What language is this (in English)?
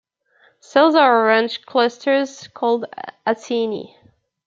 English